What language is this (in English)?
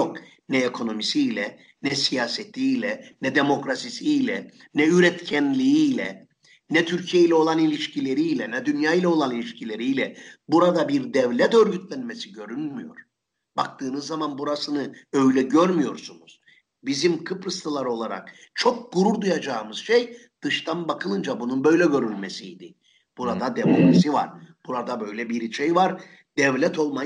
Turkish